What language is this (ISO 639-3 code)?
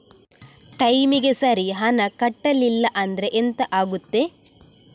kan